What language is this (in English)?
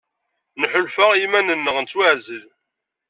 Kabyle